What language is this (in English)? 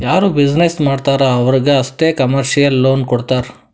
Kannada